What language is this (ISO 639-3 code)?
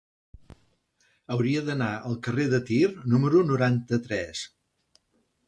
cat